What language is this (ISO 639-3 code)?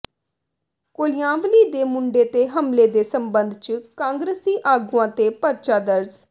pan